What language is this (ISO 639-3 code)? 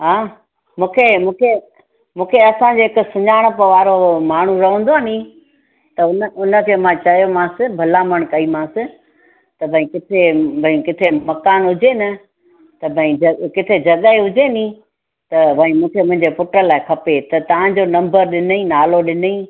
snd